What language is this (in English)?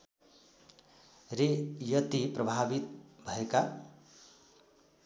Nepali